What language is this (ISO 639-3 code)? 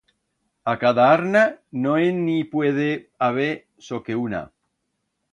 arg